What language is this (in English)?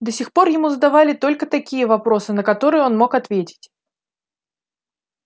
Russian